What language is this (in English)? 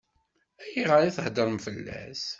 Kabyle